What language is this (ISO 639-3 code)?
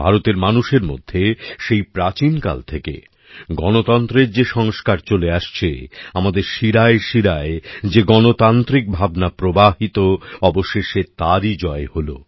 ben